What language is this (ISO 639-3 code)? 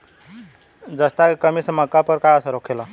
bho